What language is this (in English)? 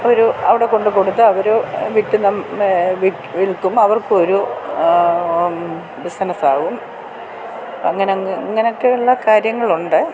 Malayalam